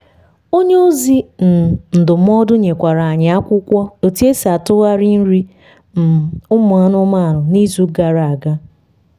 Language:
Igbo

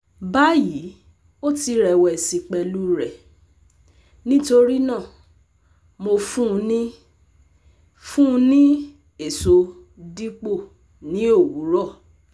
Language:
Yoruba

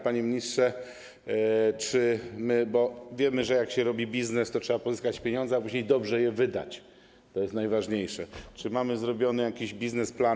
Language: Polish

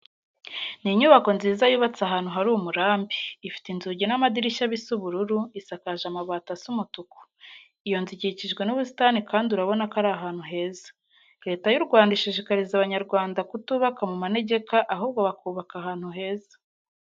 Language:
Kinyarwanda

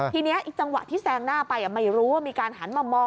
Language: Thai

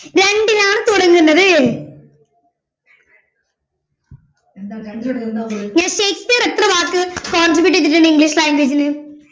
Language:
Malayalam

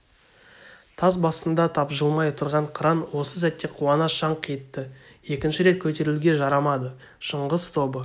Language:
Kazakh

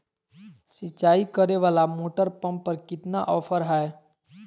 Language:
Magahi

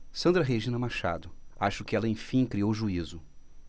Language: Portuguese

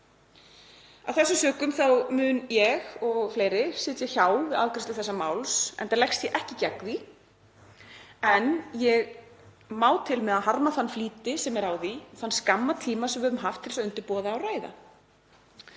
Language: Icelandic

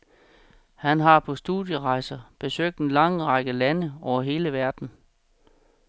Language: Danish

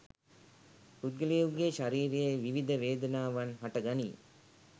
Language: Sinhala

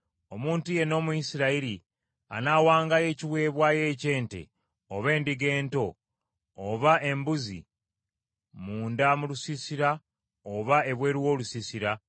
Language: Ganda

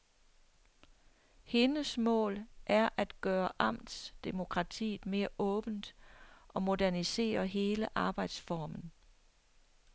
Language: Danish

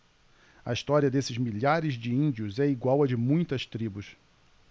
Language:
Portuguese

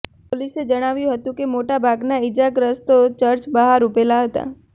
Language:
Gujarati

